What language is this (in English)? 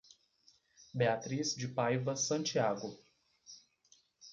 Portuguese